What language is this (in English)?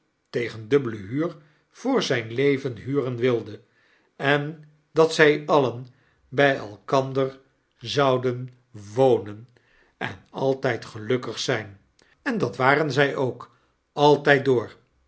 Dutch